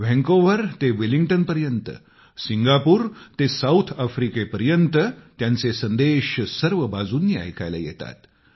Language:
Marathi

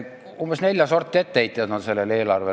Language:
Estonian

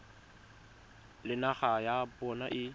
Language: Tswana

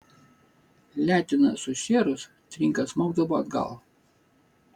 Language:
Lithuanian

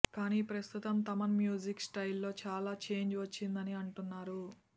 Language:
Telugu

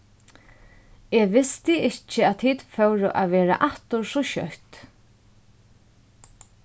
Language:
Faroese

